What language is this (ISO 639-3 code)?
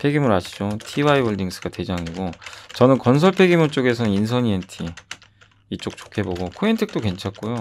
kor